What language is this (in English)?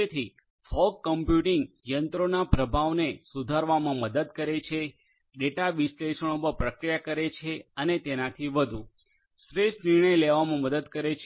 Gujarati